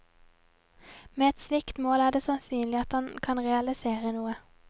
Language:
Norwegian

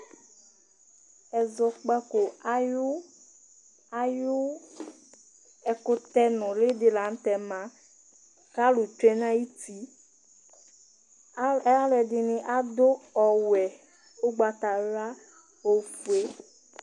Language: Ikposo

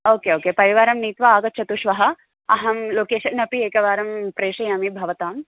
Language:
Sanskrit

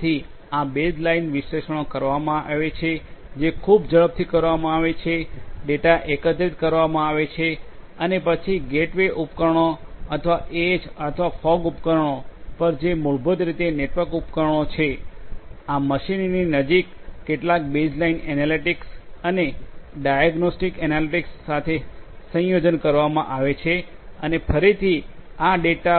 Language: Gujarati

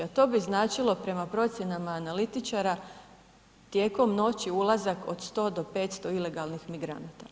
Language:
Croatian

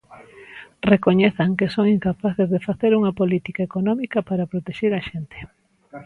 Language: Galician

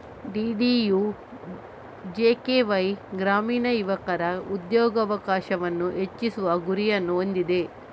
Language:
Kannada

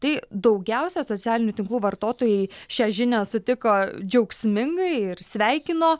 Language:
Lithuanian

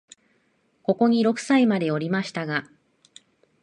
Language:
Japanese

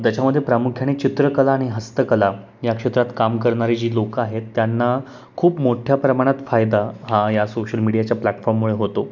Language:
Marathi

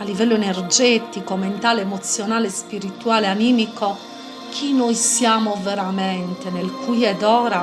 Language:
Italian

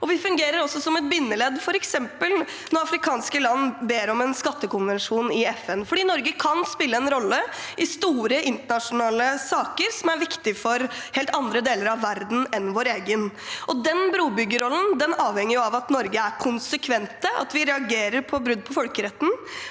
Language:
Norwegian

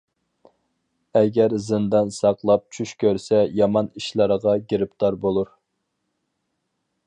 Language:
Uyghur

